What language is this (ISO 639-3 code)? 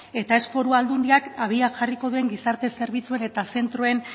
eus